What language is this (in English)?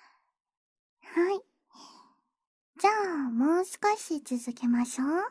Japanese